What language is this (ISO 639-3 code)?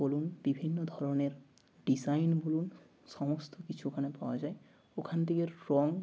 ben